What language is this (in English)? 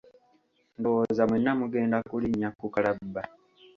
Ganda